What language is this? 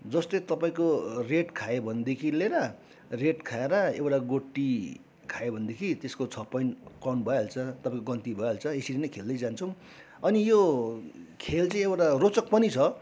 Nepali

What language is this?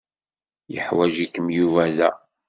Kabyle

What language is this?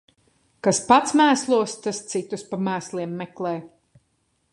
Latvian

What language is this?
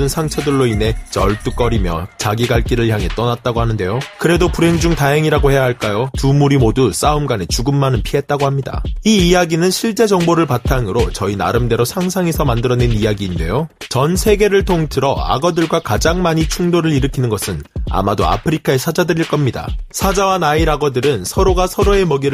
Korean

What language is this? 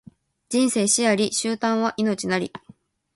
Japanese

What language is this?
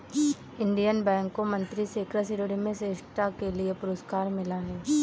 Hindi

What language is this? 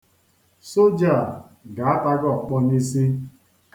Igbo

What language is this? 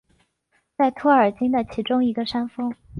Chinese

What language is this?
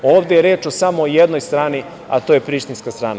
Serbian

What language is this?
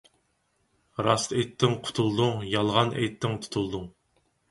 Uyghur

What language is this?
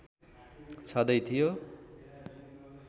Nepali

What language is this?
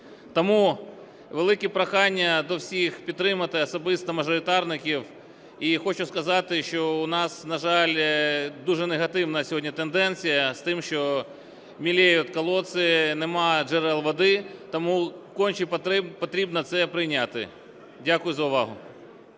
Ukrainian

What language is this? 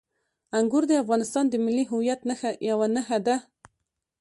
Pashto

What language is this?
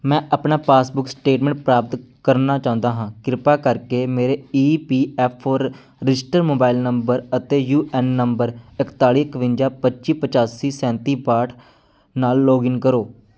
Punjabi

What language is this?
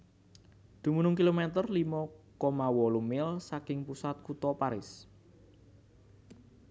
Javanese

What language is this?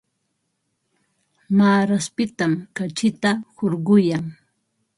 Ambo-Pasco Quechua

